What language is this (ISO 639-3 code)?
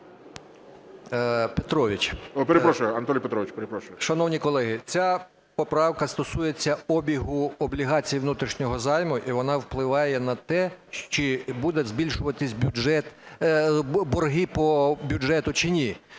ukr